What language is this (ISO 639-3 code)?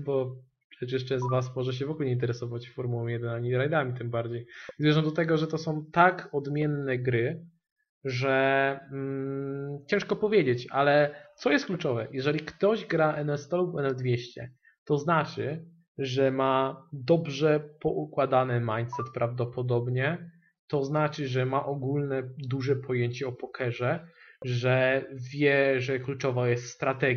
pol